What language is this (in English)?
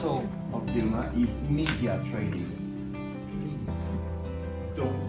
English